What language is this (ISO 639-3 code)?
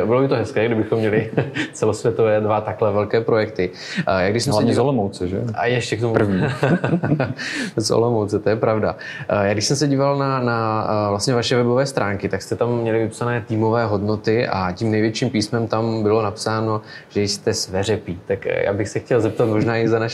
ces